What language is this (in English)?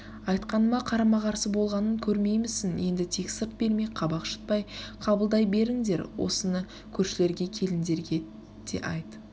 Kazakh